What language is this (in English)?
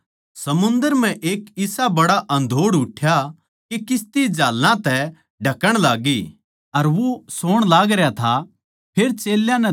Haryanvi